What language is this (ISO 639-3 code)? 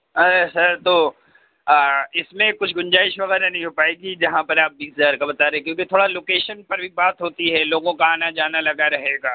urd